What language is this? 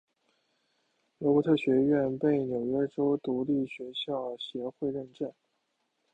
Chinese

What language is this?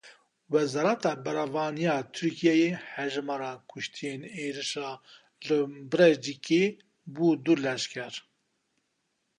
Kurdish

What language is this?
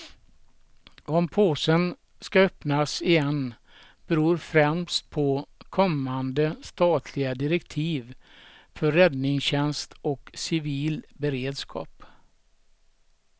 Swedish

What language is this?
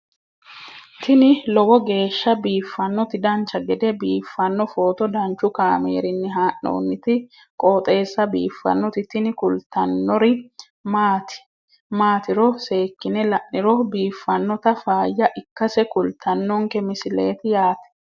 Sidamo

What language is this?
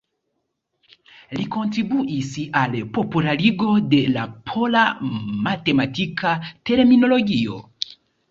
Esperanto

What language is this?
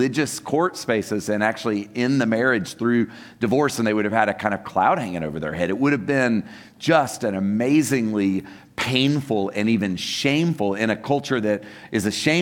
English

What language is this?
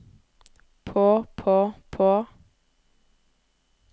Norwegian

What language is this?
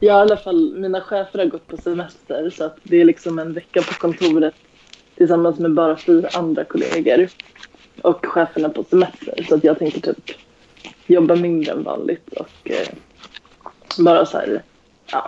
Swedish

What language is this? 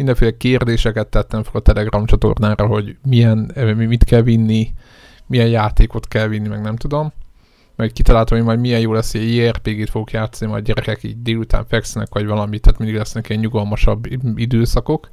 Hungarian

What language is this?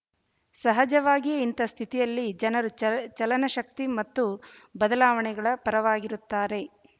Kannada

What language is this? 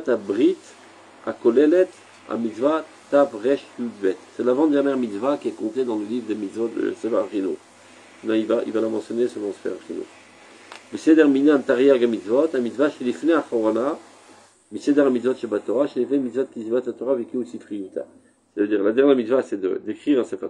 French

